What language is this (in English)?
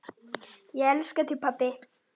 Icelandic